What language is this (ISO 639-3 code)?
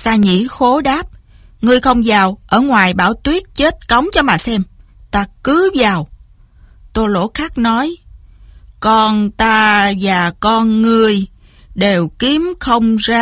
vie